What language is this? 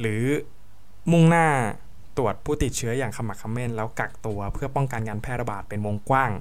Thai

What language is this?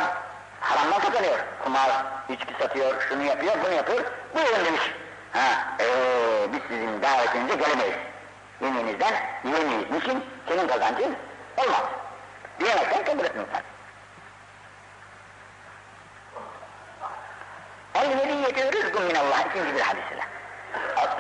Turkish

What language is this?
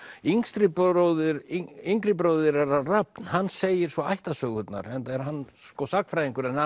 Icelandic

